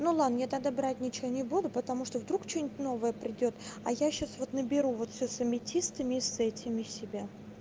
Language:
Russian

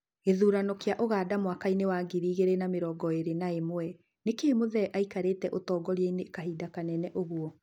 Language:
Kikuyu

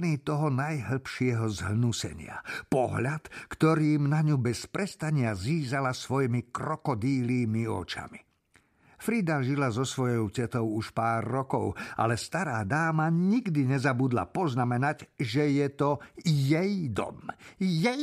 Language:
Slovak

